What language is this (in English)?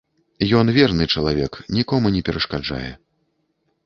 Belarusian